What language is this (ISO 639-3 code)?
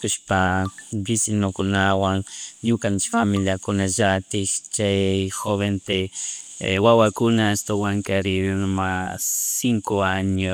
qug